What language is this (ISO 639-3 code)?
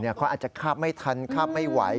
tha